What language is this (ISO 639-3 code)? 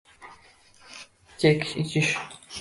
uzb